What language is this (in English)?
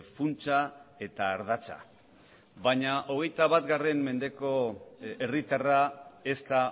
Basque